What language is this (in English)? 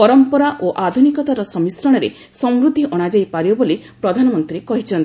Odia